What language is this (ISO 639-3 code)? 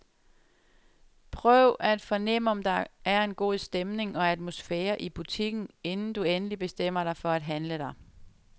dan